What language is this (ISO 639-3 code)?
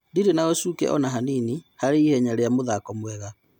kik